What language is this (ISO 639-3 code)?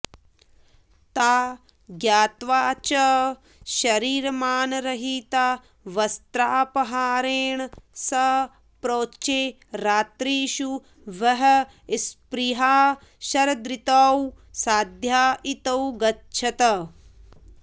san